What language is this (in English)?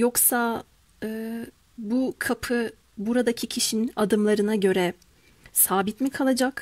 Turkish